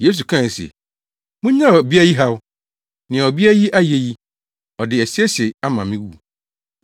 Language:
Akan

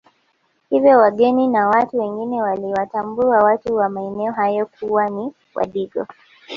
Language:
Swahili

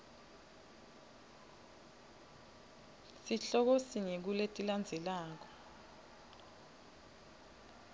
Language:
Swati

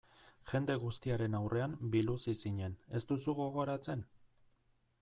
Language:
Basque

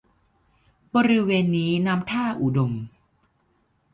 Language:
Thai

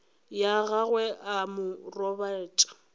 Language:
Northern Sotho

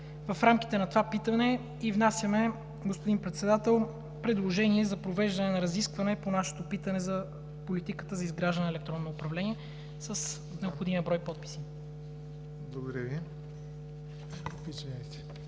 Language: Bulgarian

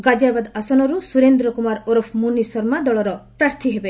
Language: Odia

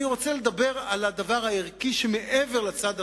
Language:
Hebrew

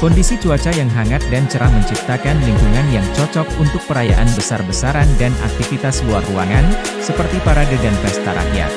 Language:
Indonesian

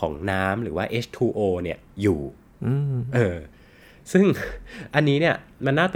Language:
Thai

